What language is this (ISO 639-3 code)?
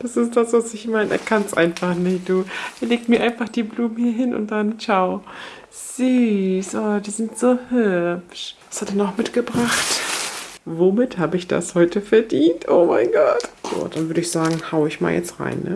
deu